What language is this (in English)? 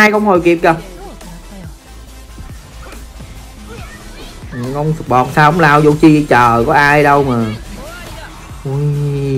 Vietnamese